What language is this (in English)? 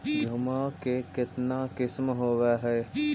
Magahi